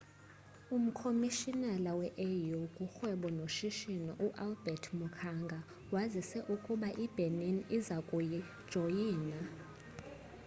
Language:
Xhosa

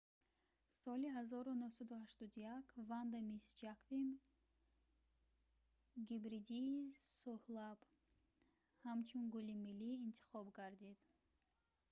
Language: Tajik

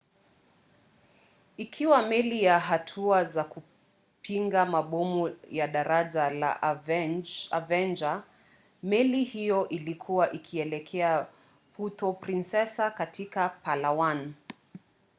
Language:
Swahili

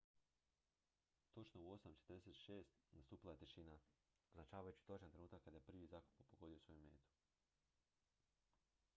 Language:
Croatian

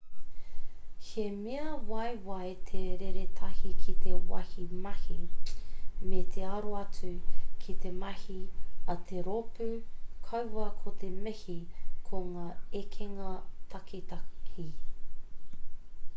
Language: Māori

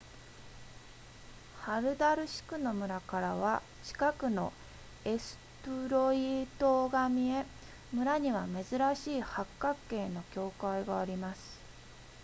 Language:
Japanese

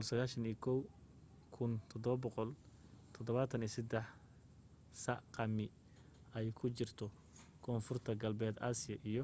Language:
Somali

